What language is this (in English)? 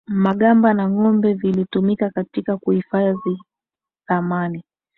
Swahili